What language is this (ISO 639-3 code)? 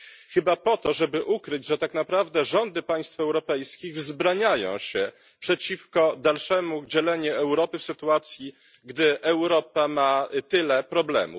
pol